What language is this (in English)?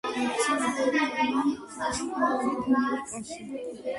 Georgian